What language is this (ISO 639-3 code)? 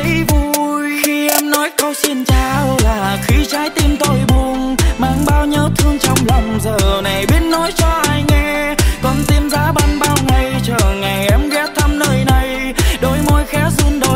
vie